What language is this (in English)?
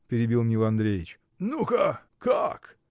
Russian